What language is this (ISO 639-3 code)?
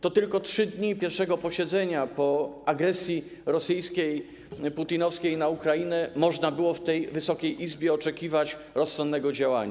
pol